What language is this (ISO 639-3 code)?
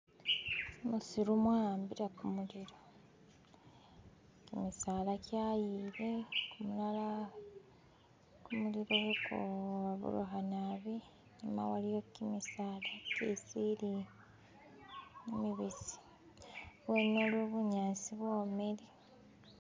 myx